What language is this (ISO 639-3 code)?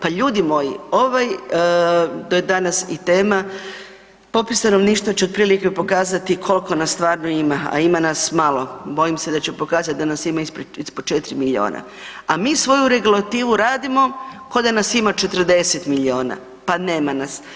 hrv